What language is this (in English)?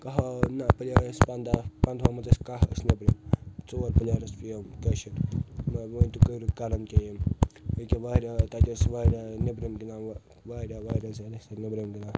Kashmiri